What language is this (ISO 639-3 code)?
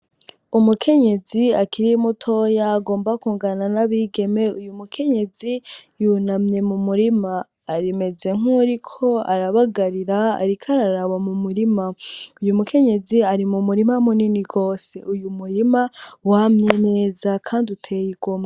run